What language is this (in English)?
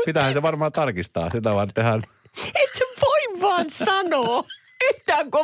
Finnish